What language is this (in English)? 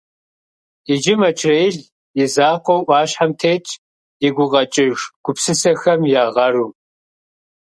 Kabardian